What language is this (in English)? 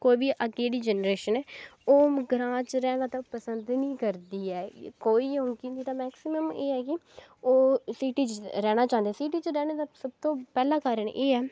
Dogri